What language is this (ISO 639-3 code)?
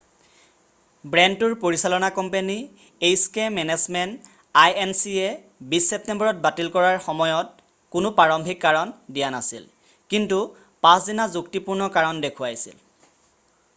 asm